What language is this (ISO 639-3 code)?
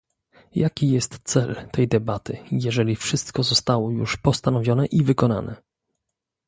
pol